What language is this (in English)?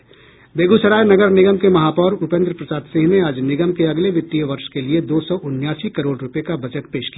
Hindi